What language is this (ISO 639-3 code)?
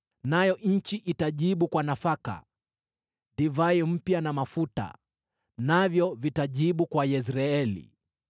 swa